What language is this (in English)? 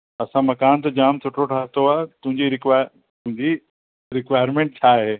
Sindhi